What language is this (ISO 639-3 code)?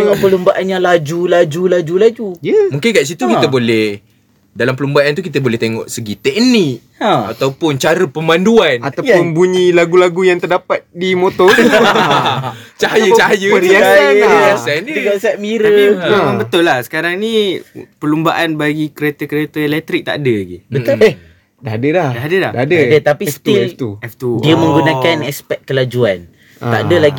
msa